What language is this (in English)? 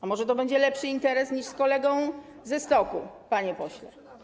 Polish